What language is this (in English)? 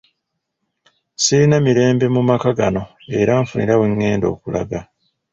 Ganda